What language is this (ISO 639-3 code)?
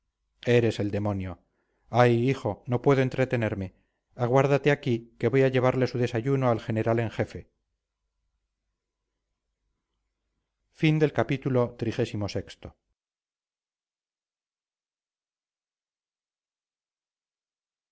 spa